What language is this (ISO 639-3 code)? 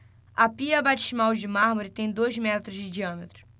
por